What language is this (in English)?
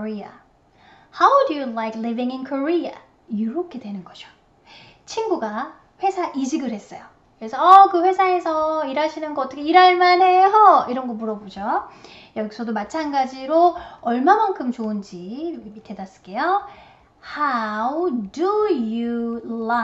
Korean